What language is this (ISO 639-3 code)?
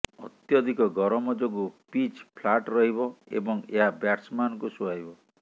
ori